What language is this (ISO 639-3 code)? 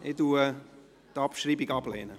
gsw